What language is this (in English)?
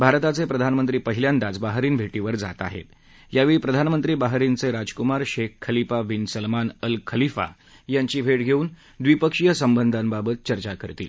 Marathi